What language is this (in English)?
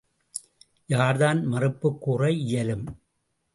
Tamil